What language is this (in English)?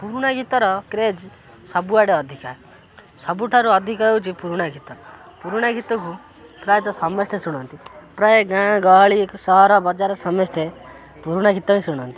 Odia